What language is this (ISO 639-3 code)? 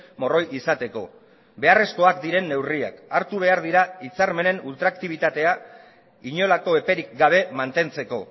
eus